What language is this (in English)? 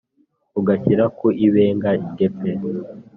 Kinyarwanda